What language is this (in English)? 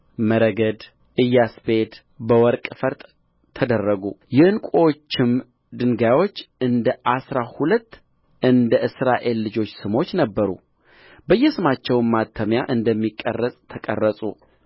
Amharic